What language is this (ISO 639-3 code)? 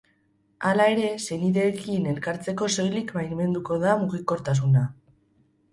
eus